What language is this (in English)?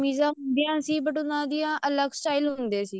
Punjabi